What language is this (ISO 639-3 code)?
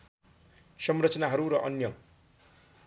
nep